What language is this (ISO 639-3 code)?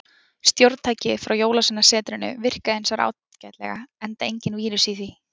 isl